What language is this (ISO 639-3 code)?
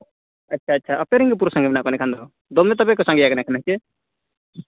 sat